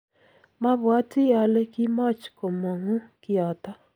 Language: Kalenjin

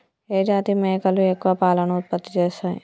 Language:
Telugu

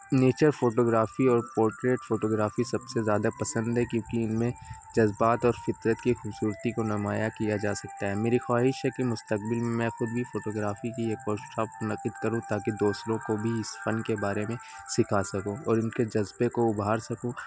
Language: Urdu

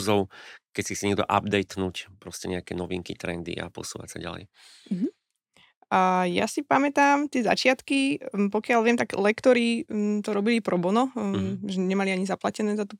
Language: Slovak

